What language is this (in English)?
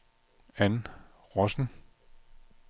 Danish